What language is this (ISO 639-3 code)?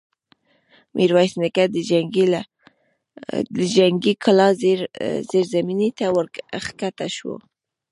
pus